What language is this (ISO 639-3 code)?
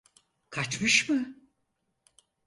tur